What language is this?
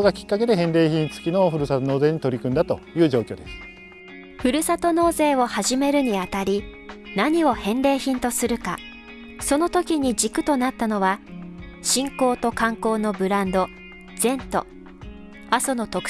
Japanese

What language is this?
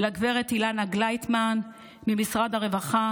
Hebrew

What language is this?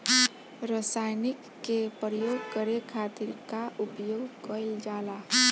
Bhojpuri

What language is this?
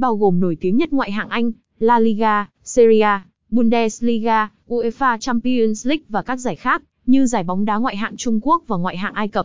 Vietnamese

